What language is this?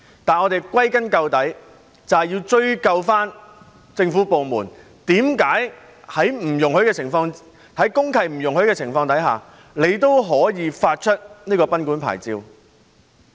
Cantonese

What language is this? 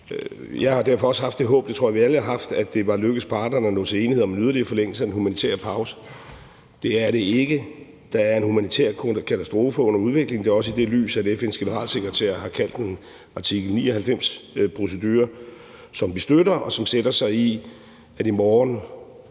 Danish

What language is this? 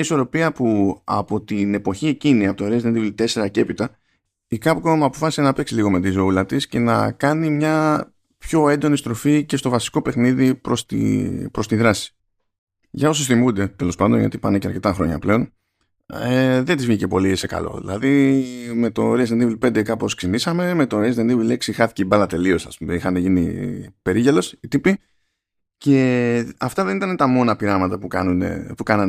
Greek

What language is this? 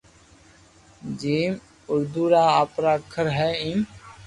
Loarki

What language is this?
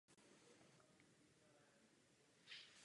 Czech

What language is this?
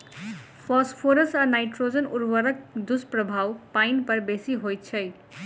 Maithili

